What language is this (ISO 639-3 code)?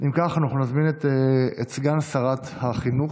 heb